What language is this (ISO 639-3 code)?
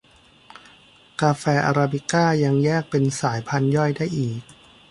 tha